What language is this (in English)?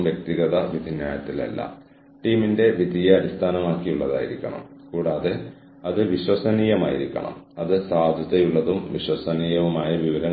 Malayalam